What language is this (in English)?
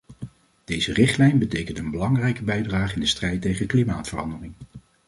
Dutch